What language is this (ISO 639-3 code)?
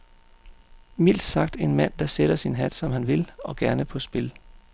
dan